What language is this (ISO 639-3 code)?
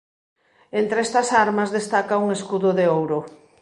glg